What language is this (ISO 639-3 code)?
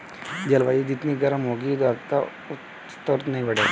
hin